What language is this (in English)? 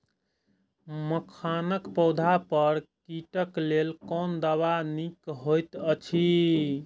Maithili